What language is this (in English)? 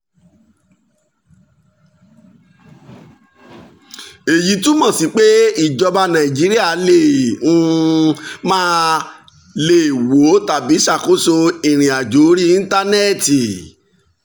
Yoruba